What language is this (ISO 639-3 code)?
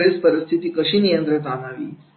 mar